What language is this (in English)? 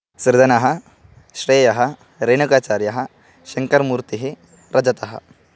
Sanskrit